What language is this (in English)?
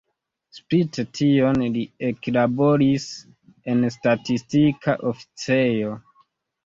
Esperanto